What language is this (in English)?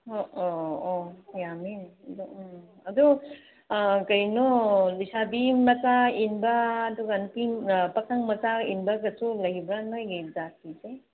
Manipuri